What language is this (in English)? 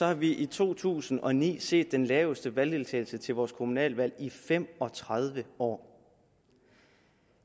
Danish